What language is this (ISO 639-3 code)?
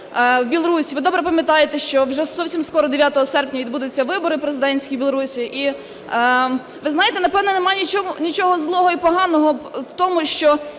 ukr